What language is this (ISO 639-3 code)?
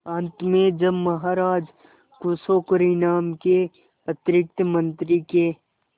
hin